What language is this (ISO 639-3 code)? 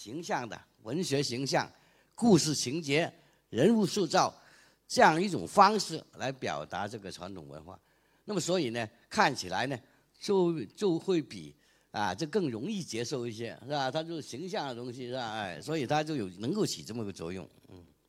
zho